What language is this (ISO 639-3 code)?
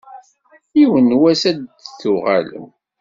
kab